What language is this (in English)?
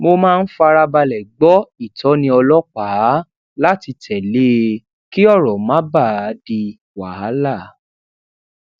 Yoruba